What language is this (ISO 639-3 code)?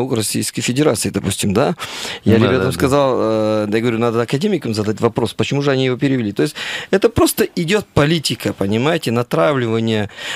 rus